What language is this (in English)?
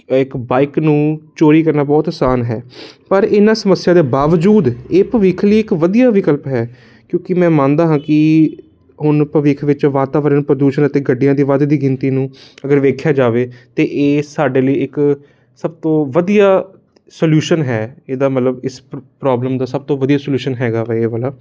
Punjabi